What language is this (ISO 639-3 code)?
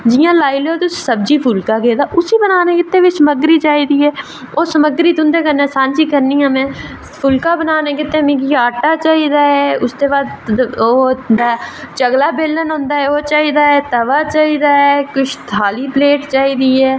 doi